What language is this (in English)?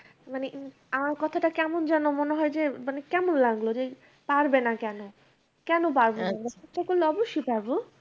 Bangla